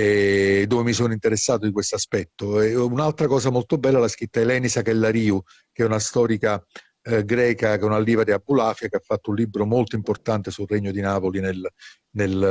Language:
Italian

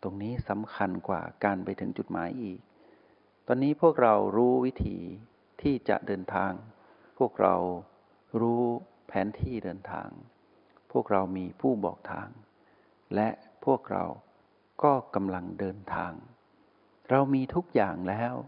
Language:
Thai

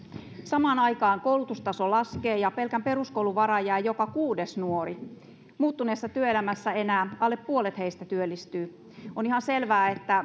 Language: Finnish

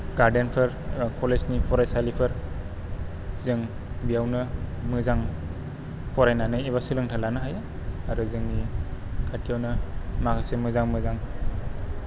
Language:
Bodo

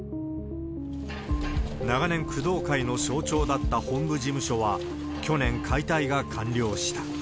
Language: Japanese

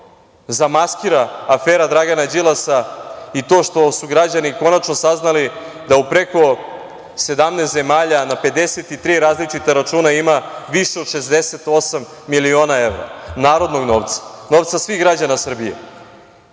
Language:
Serbian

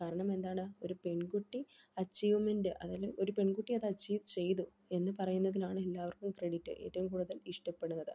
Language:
Malayalam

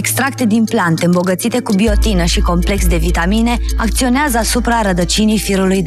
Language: Romanian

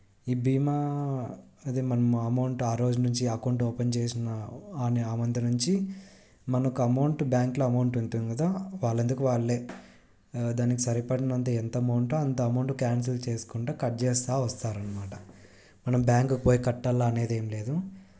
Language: Telugu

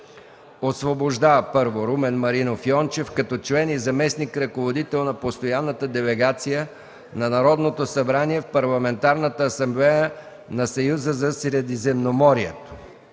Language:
Bulgarian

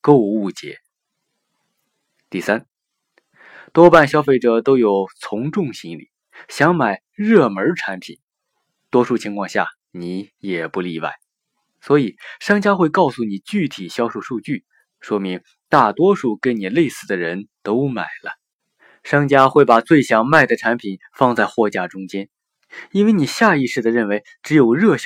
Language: Chinese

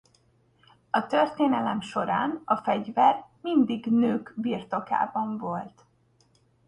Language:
Hungarian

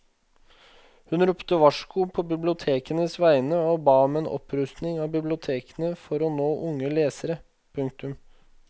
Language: Norwegian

